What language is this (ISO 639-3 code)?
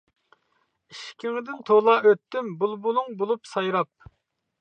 uig